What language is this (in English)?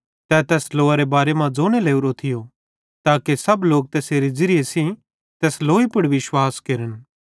Bhadrawahi